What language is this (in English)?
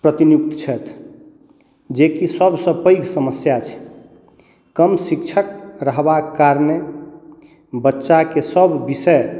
Maithili